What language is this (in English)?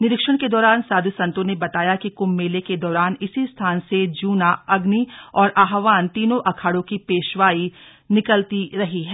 Hindi